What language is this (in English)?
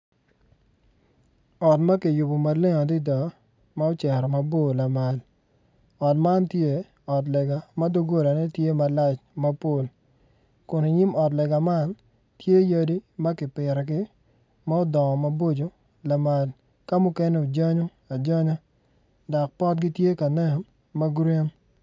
Acoli